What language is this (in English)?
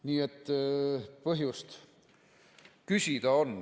Estonian